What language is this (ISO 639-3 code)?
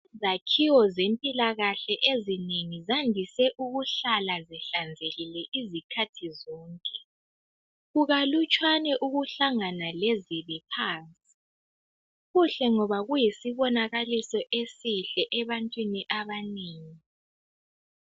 nde